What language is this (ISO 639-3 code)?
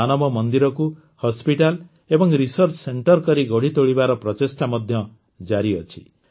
ori